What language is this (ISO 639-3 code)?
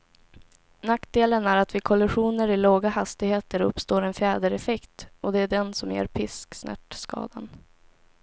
swe